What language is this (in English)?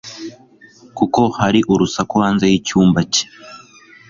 Kinyarwanda